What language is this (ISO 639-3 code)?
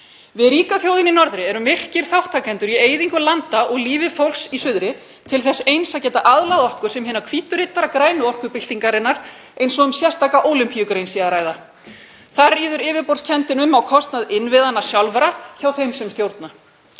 isl